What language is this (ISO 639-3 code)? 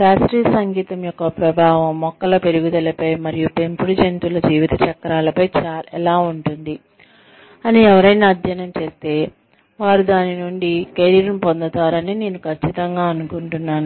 tel